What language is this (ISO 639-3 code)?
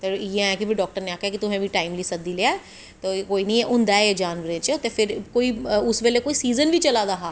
doi